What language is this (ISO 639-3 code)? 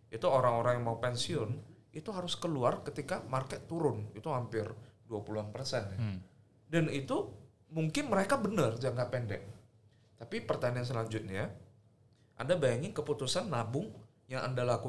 ind